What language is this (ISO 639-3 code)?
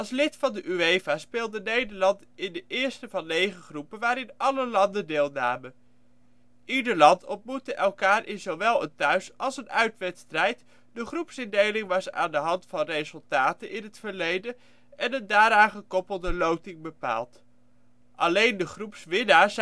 nld